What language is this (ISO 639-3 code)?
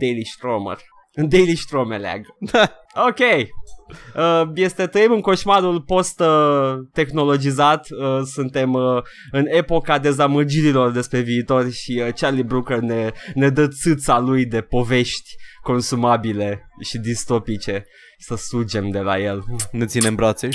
ron